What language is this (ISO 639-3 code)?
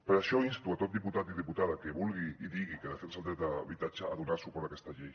cat